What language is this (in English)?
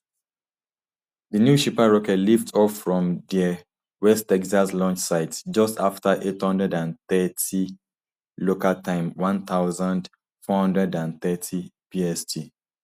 Nigerian Pidgin